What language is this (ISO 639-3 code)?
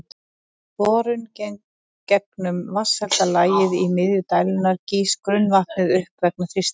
isl